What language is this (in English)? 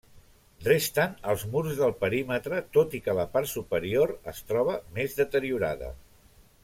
Catalan